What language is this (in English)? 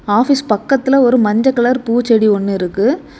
Tamil